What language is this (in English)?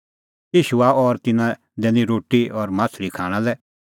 Kullu Pahari